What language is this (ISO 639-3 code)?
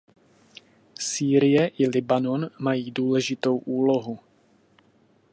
ces